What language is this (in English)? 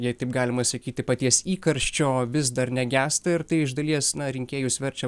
Lithuanian